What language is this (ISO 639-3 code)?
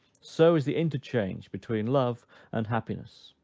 eng